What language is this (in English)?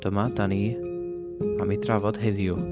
Welsh